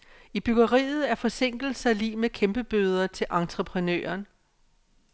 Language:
Danish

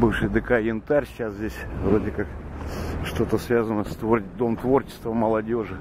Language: Russian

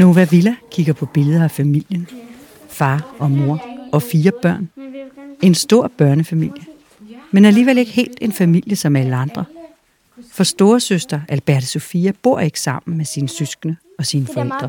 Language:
Danish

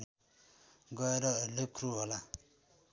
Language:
Nepali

